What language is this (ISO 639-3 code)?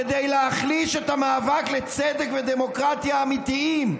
heb